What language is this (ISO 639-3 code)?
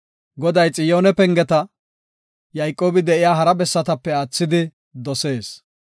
gof